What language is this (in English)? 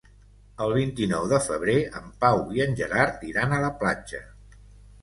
Catalan